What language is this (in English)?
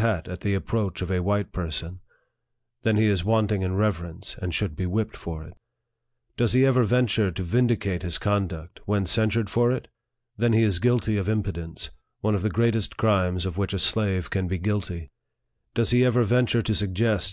English